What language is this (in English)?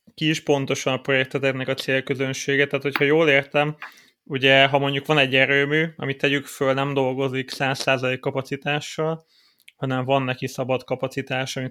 Hungarian